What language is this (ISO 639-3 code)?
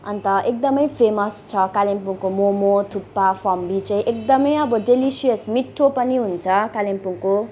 nep